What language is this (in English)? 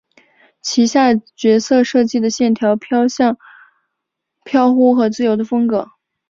Chinese